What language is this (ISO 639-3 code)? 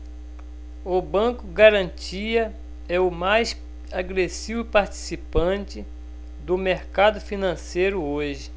por